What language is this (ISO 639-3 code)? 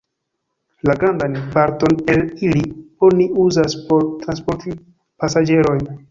epo